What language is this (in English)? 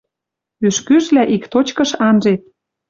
Western Mari